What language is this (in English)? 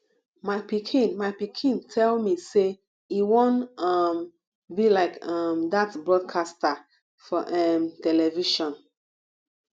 Nigerian Pidgin